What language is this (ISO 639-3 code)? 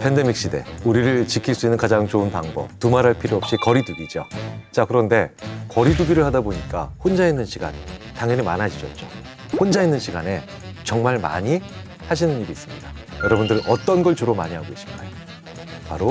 kor